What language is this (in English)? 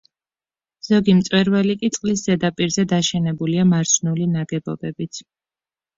Georgian